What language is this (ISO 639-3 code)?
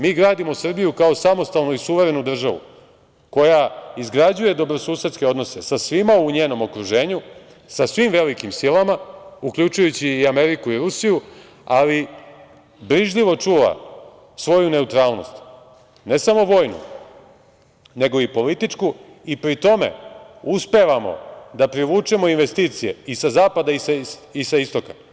srp